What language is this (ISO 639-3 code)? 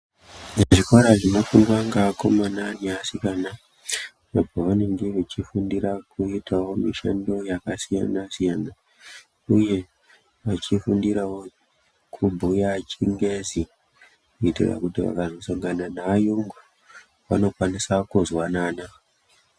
ndc